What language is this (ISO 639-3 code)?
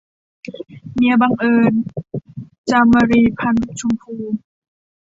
tha